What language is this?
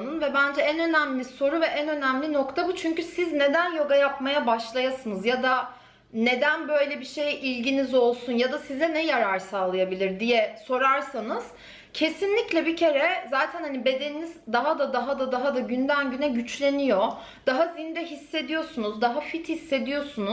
Turkish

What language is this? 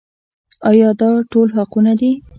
Pashto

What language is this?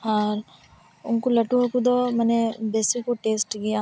Santali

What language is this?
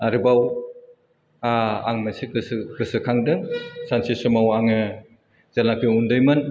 Bodo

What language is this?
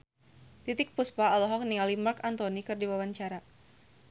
Sundanese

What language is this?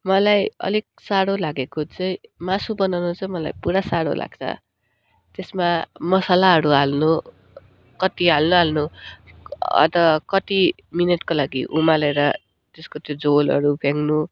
Nepali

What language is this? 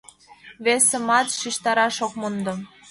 Mari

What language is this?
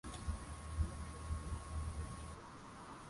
Swahili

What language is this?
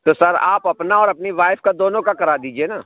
Urdu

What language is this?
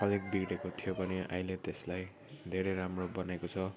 Nepali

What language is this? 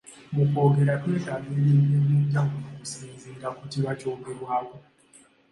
Ganda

